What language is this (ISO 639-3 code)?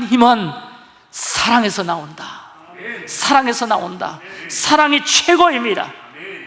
kor